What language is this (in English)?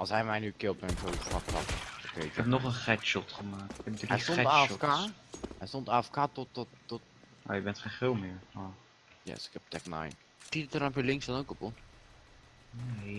Dutch